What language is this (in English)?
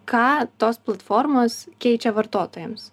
Lithuanian